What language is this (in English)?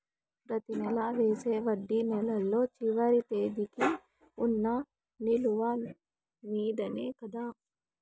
Telugu